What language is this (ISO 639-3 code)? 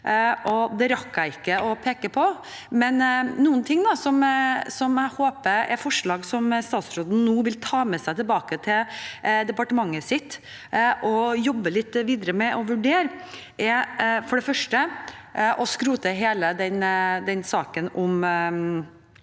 nor